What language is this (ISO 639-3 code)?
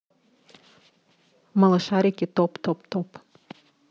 rus